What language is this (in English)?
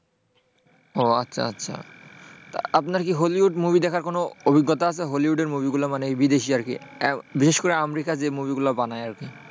Bangla